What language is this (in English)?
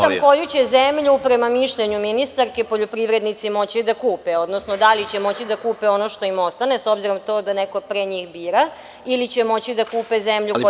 Serbian